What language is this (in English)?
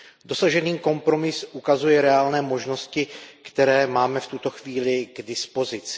Czech